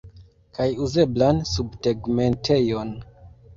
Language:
Esperanto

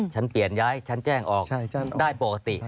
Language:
Thai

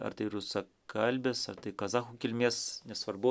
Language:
Lithuanian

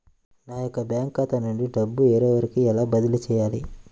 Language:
Telugu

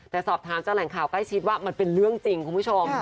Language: Thai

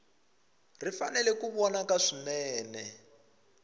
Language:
Tsonga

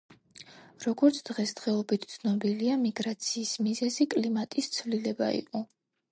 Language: Georgian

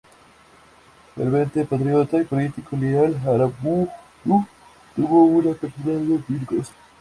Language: Spanish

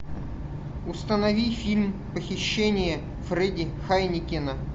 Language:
Russian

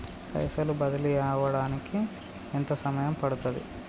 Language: Telugu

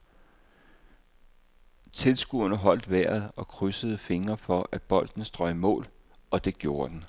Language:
Danish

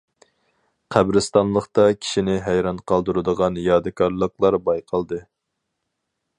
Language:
Uyghur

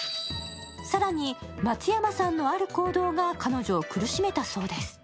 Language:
Japanese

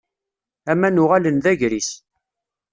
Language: Kabyle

